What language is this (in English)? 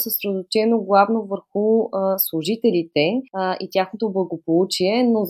Bulgarian